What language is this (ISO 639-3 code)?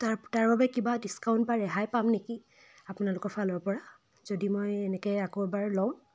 asm